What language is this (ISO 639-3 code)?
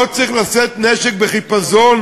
heb